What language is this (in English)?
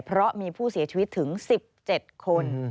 Thai